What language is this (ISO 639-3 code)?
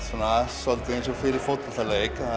isl